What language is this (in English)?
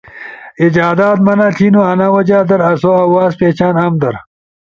Ushojo